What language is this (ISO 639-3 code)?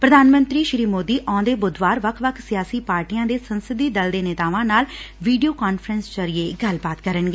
pan